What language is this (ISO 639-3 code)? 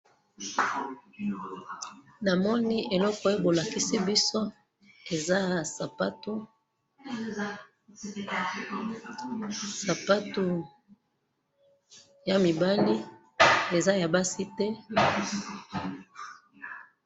lin